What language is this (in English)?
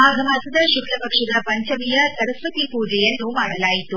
Kannada